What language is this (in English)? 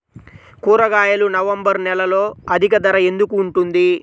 Telugu